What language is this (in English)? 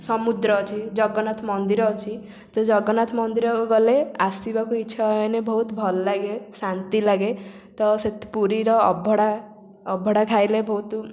Odia